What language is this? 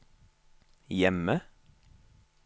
Norwegian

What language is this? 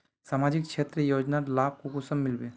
Magahi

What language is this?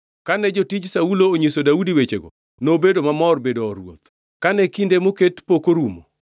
Luo (Kenya and Tanzania)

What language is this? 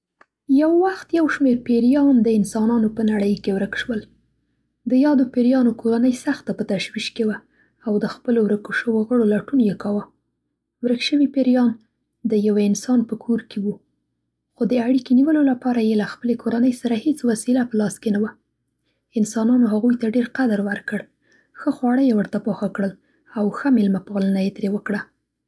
Central Pashto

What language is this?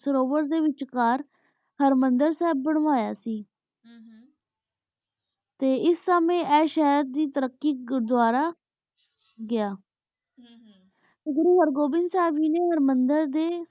Punjabi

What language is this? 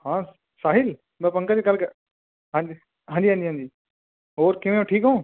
Punjabi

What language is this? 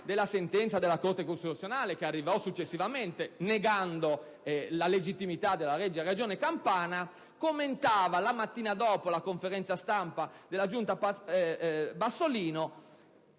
Italian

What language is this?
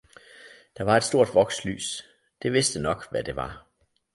Danish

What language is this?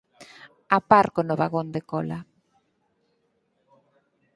Galician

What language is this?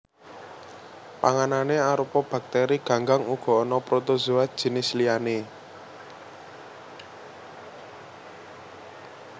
Javanese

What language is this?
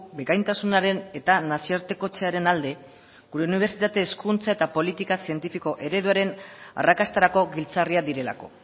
Basque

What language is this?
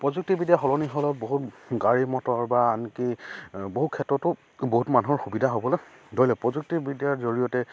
Assamese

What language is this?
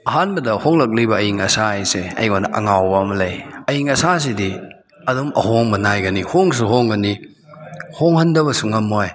Manipuri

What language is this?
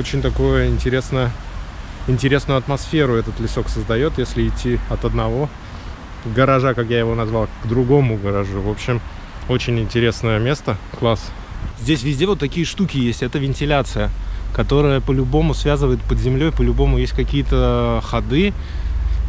Russian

